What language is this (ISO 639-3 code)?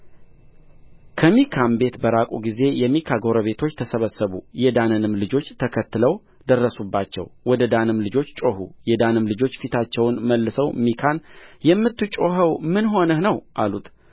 amh